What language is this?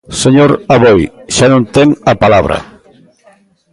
Galician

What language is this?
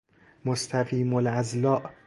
Persian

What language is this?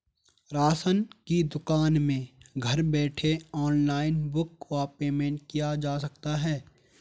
Hindi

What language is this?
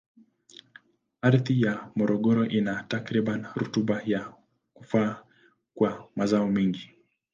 Swahili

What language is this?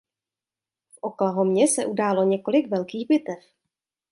Czech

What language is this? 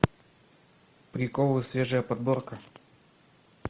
Russian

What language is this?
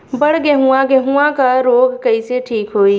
Bhojpuri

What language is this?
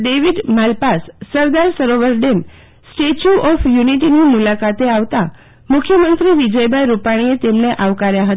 Gujarati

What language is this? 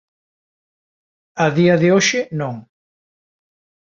Galician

